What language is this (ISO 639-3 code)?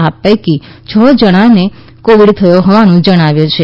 guj